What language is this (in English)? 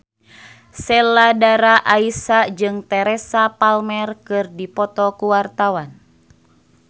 Sundanese